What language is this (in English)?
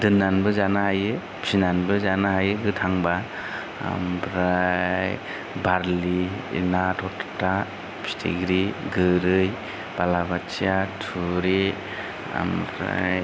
Bodo